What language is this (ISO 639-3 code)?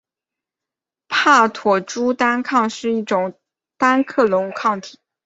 zho